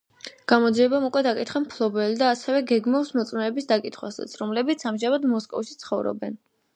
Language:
Georgian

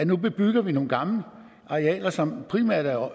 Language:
Danish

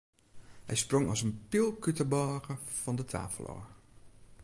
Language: Western Frisian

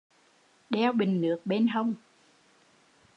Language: Vietnamese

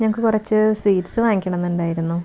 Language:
Malayalam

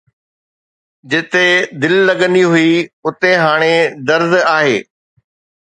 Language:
Sindhi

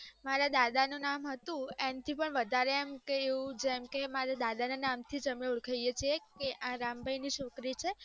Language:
Gujarati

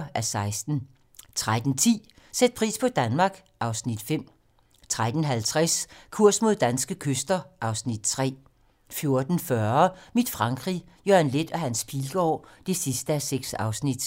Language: Danish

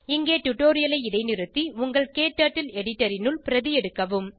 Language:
Tamil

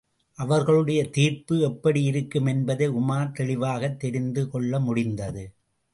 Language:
Tamil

